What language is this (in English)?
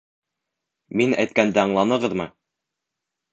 Bashkir